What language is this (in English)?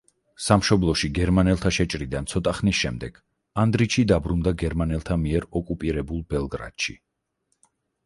Georgian